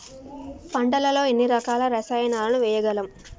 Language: Telugu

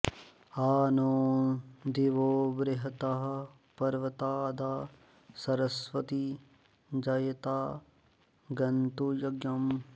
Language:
Sanskrit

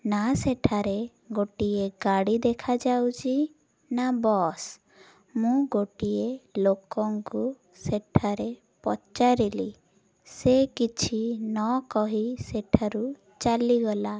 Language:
Odia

